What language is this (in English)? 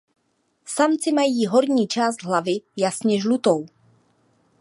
Czech